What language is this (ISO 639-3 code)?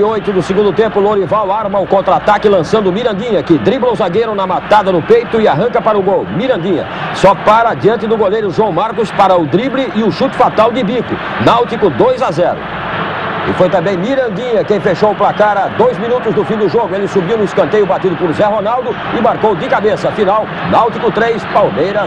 por